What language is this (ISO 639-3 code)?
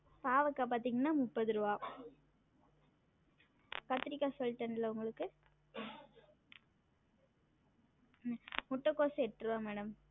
tam